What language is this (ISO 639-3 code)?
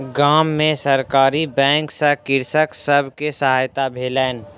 mai